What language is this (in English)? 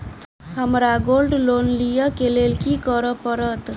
Maithili